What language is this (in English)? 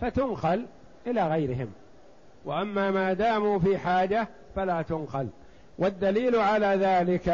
Arabic